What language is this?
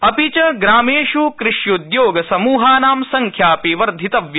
Sanskrit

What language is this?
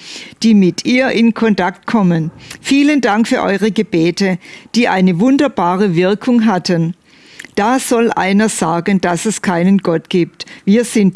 German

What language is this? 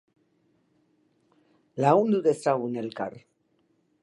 Basque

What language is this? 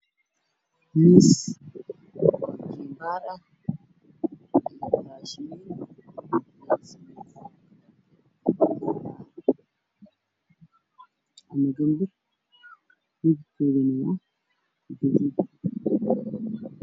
Somali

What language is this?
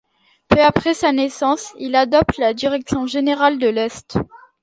French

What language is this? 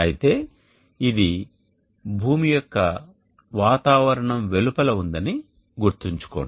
Telugu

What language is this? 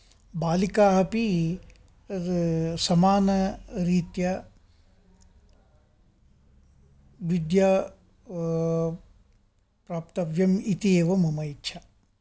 Sanskrit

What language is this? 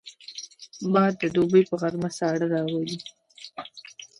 Pashto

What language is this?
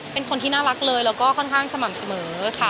Thai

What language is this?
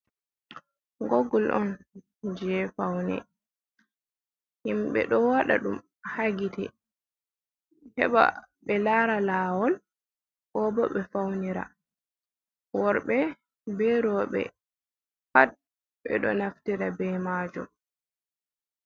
Fula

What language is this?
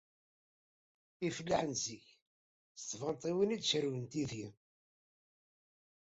Kabyle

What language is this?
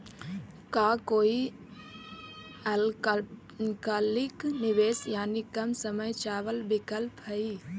Magahi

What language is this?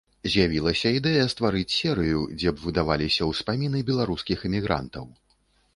Belarusian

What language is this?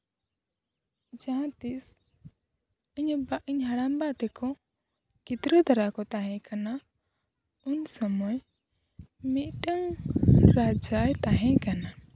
Santali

